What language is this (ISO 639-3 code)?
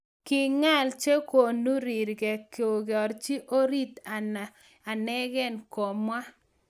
kln